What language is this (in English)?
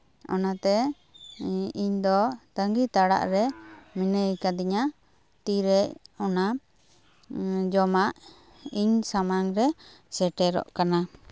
Santali